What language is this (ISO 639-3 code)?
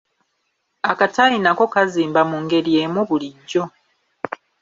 lug